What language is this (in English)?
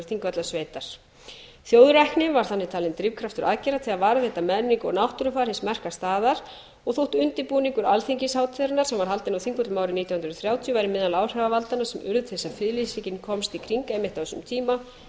Icelandic